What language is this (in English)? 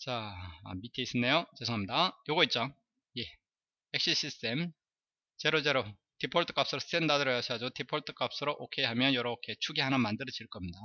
Korean